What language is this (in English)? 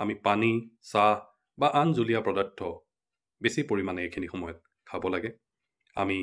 Bangla